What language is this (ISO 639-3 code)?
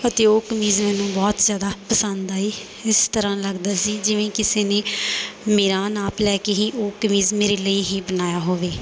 pan